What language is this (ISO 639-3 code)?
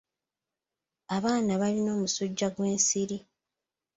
lug